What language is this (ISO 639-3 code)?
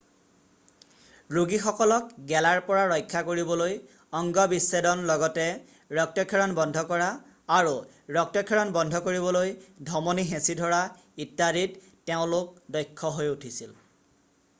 asm